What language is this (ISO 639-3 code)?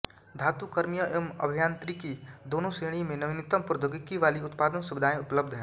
hin